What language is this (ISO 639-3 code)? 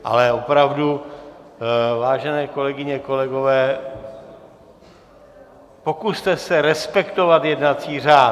ces